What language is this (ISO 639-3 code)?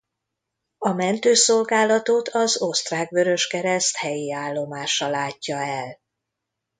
hun